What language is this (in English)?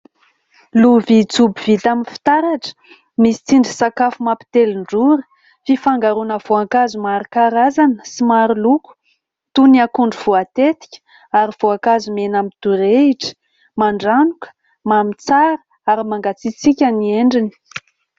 Malagasy